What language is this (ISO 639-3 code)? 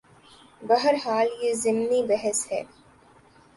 urd